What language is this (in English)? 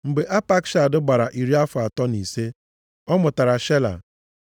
Igbo